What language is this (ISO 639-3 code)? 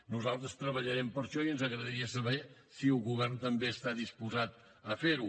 cat